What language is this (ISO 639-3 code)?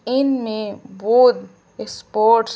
urd